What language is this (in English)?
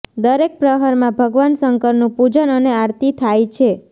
Gujarati